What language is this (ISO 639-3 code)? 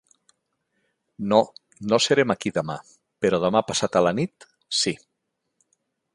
cat